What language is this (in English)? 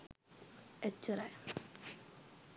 Sinhala